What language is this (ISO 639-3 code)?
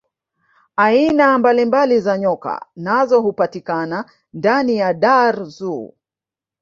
swa